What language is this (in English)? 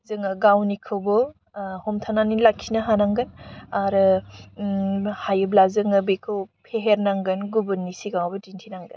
Bodo